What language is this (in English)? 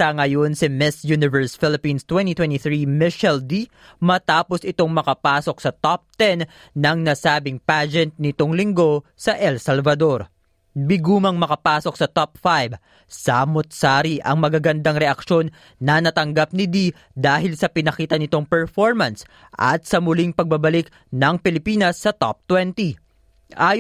Filipino